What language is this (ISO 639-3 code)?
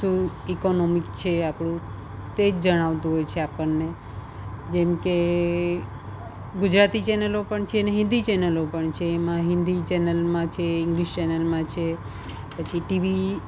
guj